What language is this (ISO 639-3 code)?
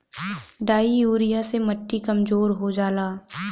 bho